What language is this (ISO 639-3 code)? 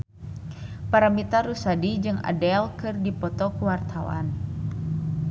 sun